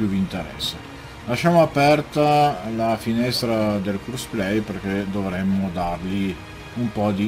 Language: Italian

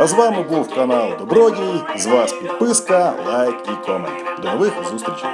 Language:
Ukrainian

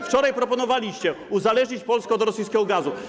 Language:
Polish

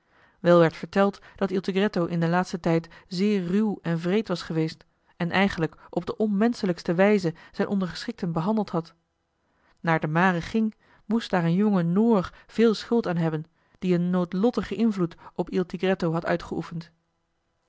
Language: Dutch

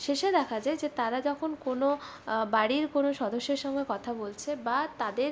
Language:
Bangla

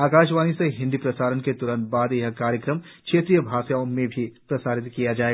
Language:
Hindi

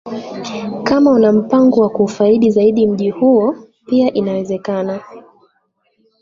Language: Swahili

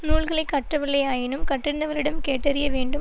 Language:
Tamil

